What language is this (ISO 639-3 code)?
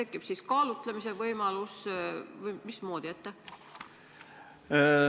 est